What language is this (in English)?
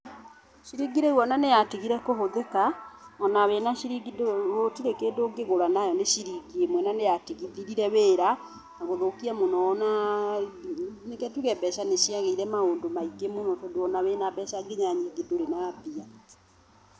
Kikuyu